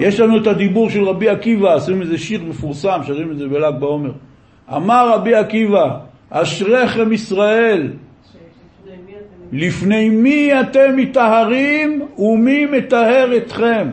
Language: Hebrew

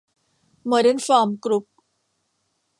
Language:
Thai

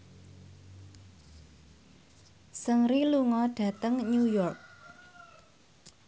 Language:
Javanese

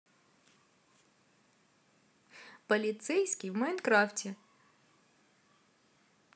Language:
Russian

